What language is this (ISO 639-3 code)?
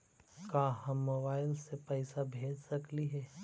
mag